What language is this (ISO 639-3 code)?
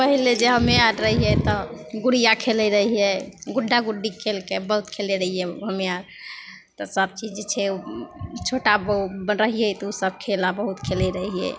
mai